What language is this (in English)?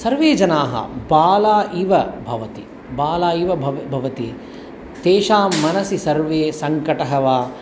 Sanskrit